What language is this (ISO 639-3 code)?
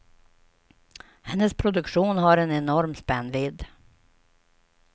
swe